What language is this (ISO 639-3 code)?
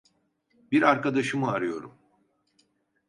tur